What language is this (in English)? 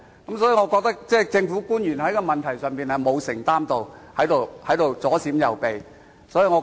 Cantonese